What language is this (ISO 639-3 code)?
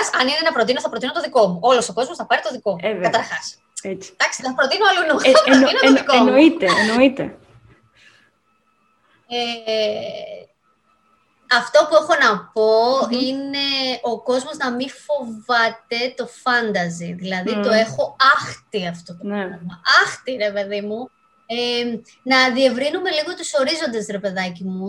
ell